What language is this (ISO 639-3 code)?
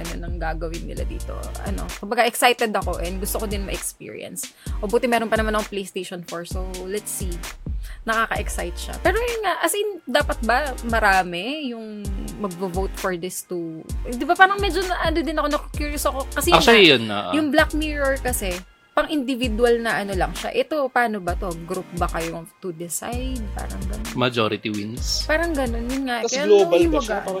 fil